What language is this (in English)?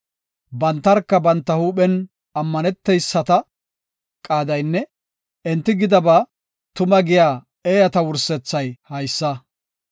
Gofa